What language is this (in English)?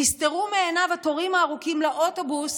Hebrew